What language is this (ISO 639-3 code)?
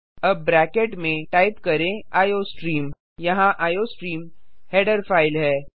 hin